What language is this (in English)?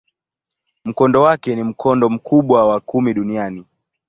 Swahili